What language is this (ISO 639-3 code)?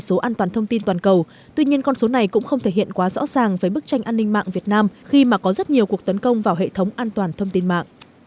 vie